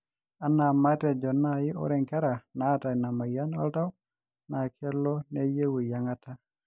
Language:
Masai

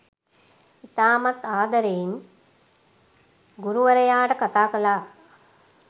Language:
Sinhala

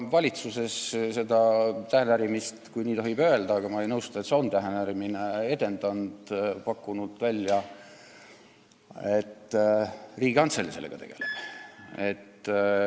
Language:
Estonian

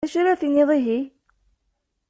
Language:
Kabyle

